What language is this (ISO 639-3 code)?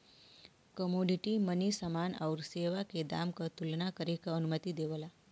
bho